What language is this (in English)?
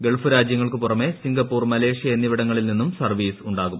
Malayalam